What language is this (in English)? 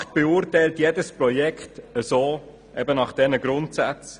Swiss German